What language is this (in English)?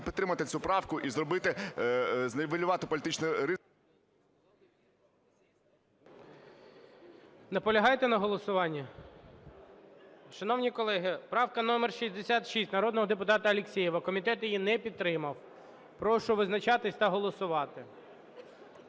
Ukrainian